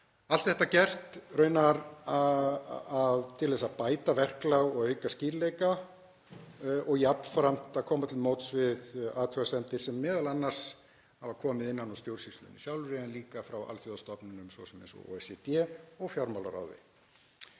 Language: Icelandic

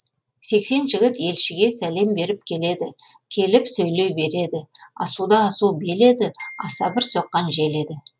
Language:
Kazakh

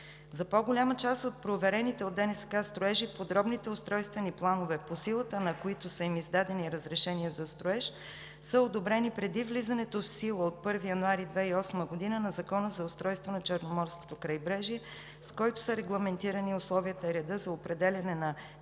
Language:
Bulgarian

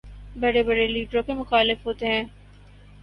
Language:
Urdu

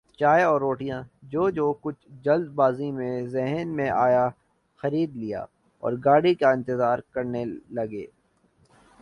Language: Urdu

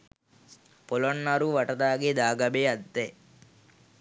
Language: Sinhala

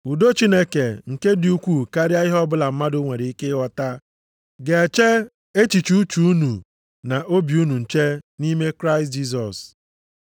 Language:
Igbo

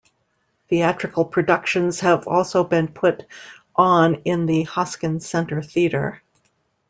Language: English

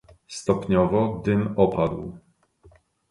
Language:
Polish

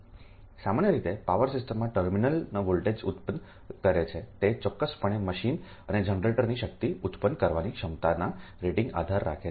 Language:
Gujarati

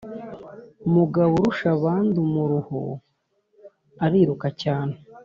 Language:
Kinyarwanda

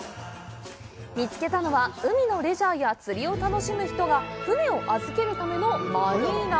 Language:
Japanese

